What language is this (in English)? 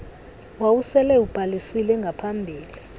Xhosa